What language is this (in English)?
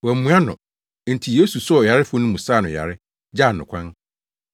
Akan